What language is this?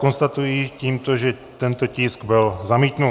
Czech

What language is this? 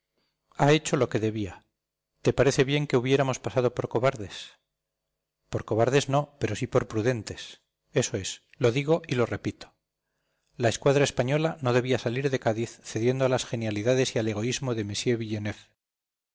Spanish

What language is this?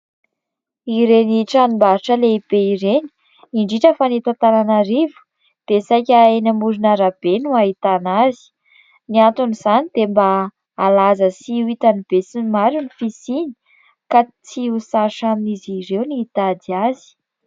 Malagasy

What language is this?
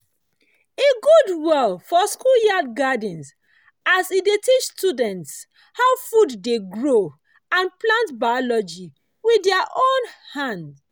Nigerian Pidgin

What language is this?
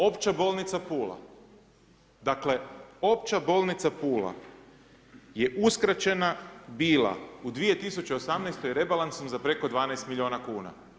Croatian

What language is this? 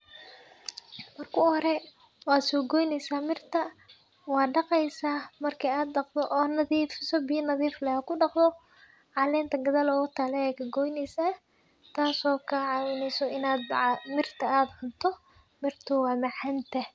Somali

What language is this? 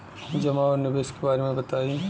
Bhojpuri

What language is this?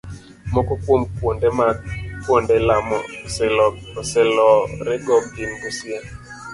Luo (Kenya and Tanzania)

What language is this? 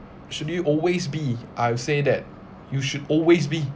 English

